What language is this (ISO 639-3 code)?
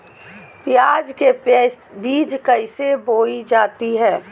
mag